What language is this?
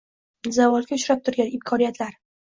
Uzbek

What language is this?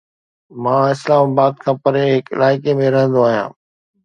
Sindhi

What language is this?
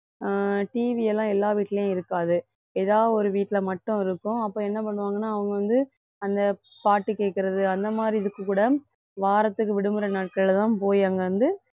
Tamil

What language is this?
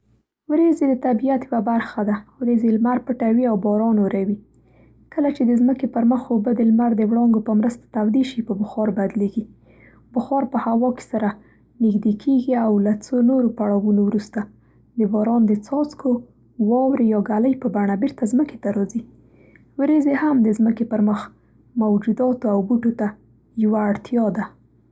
Central Pashto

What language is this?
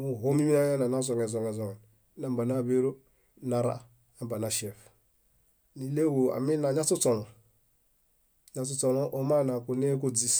Bayot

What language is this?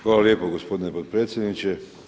Croatian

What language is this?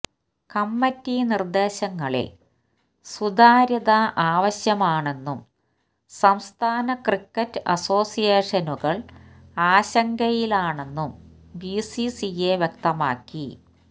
Malayalam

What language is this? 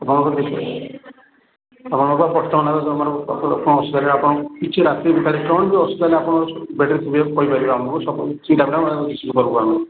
Odia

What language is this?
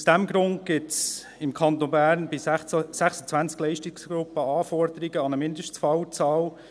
Swiss German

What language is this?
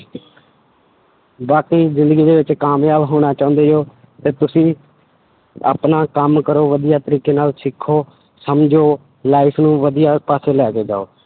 Punjabi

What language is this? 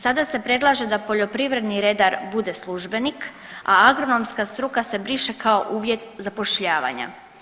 Croatian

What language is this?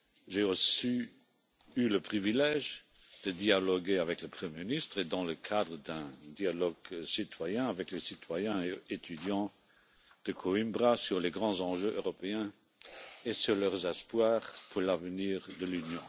French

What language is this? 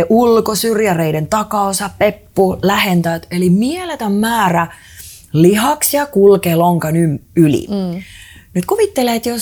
Finnish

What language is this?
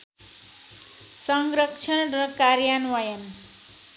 Nepali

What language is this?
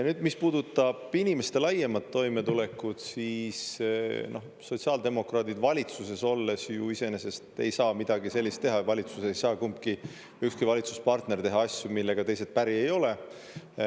Estonian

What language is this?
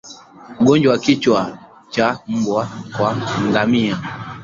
Swahili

